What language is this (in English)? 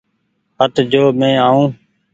Goaria